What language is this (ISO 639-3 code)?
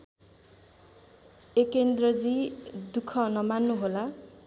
nep